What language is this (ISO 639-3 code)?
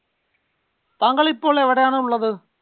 mal